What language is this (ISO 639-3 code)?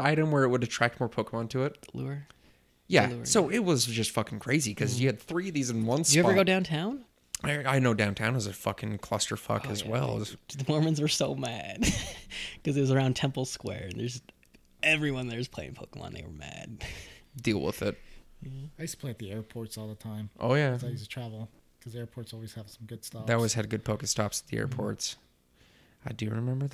eng